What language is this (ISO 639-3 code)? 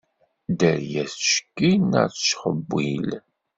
kab